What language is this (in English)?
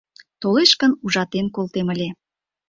Mari